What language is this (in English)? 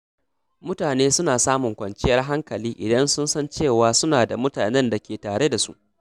Hausa